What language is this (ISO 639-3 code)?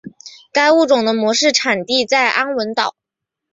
zho